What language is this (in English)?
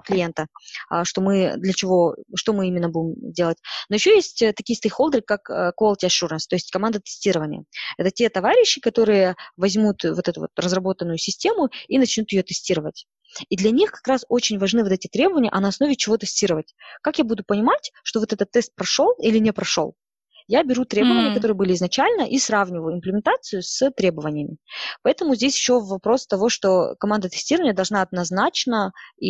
Russian